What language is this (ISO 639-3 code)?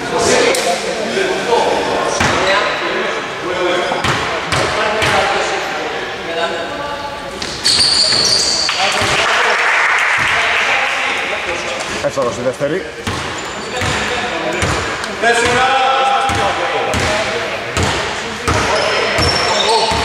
ell